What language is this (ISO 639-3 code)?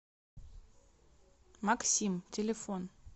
rus